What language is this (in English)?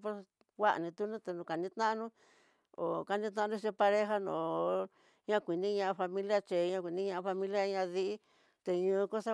Tidaá Mixtec